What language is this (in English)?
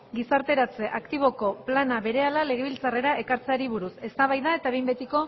Basque